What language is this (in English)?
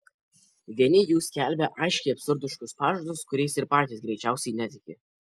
Lithuanian